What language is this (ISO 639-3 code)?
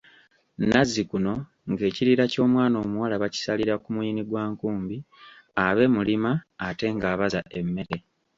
lug